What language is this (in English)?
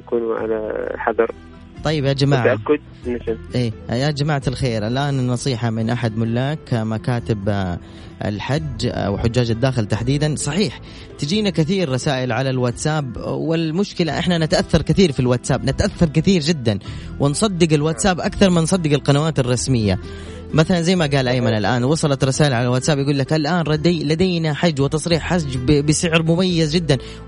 Arabic